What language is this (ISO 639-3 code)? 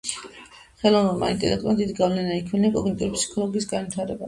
kat